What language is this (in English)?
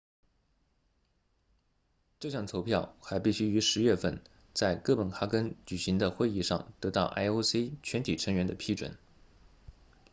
Chinese